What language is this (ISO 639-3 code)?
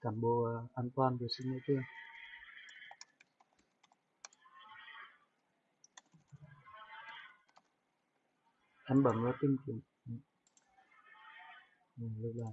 vie